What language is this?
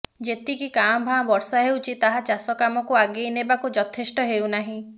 Odia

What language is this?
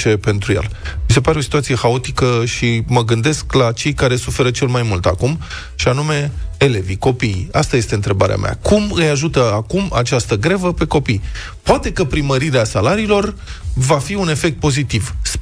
Romanian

